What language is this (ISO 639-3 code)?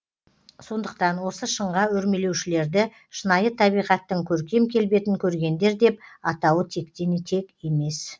kaz